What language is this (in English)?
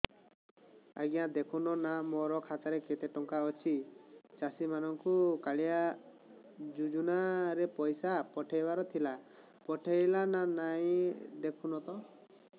Odia